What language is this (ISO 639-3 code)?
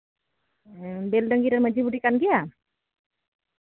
sat